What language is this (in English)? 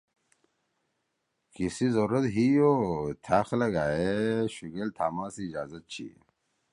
Torwali